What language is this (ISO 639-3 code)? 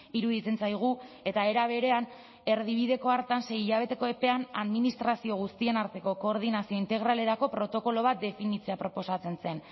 eus